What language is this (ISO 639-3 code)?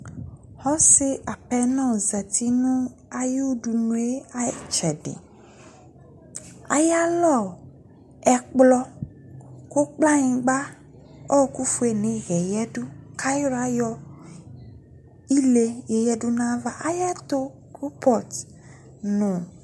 kpo